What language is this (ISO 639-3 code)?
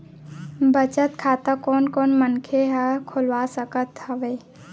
hne